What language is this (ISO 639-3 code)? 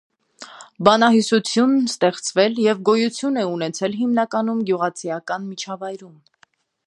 hye